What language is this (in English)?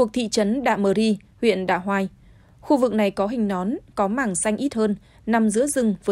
Vietnamese